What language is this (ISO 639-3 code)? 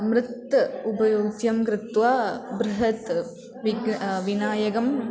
san